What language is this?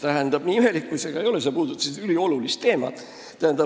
Estonian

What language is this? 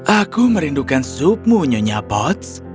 Indonesian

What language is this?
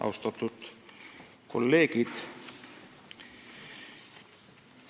Estonian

